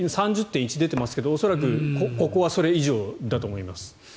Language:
Japanese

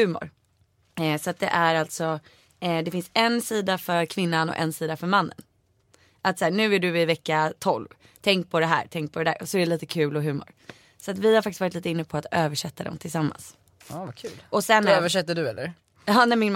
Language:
Swedish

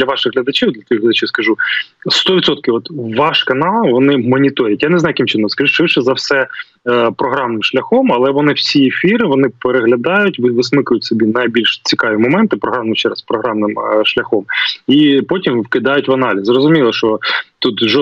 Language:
Ukrainian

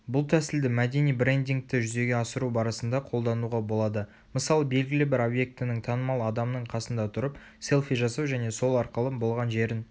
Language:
Kazakh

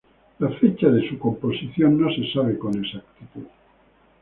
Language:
Spanish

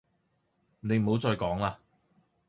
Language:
Cantonese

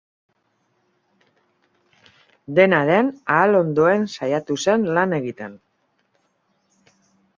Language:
Basque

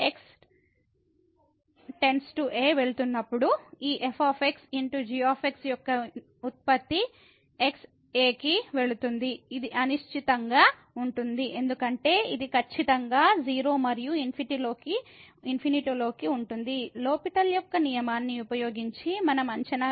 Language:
Telugu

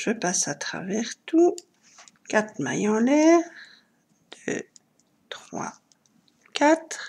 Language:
French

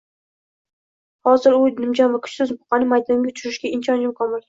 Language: Uzbek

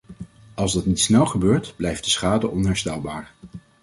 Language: Dutch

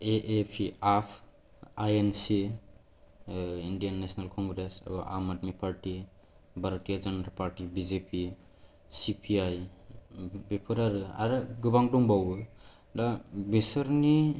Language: Bodo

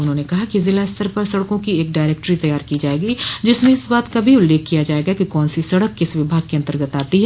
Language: Hindi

